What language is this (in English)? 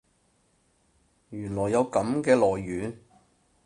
Cantonese